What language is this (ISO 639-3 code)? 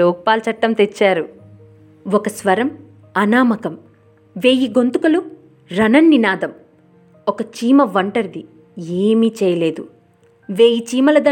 tel